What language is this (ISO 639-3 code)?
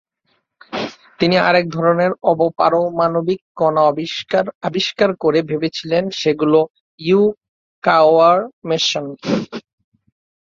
ben